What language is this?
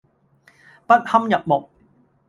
Cantonese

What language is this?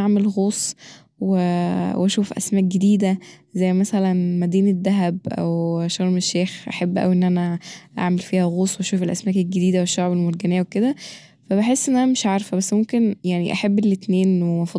Egyptian Arabic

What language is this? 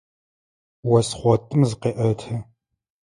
Adyghe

